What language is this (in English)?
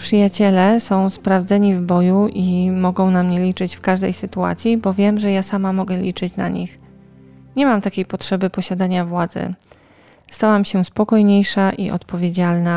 Polish